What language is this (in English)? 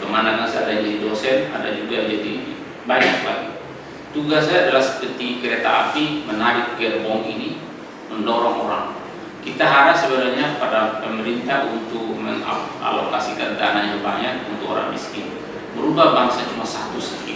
Indonesian